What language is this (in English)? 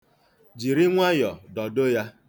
Igbo